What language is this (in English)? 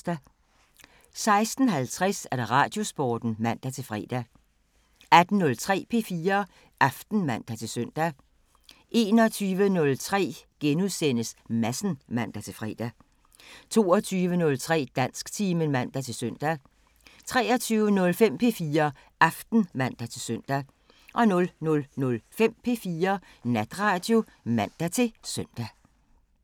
Danish